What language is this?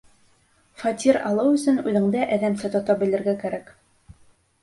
Bashkir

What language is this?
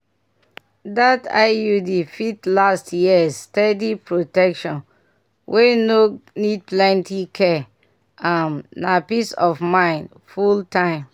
Nigerian Pidgin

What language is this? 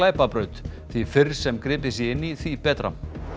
Icelandic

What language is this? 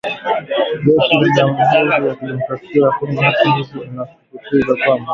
Swahili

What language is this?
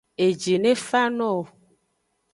Aja (Benin)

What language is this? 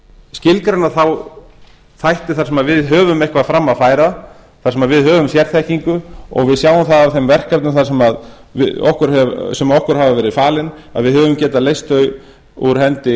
Icelandic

